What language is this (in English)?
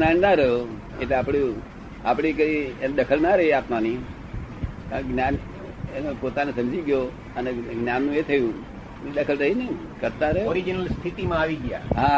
Gujarati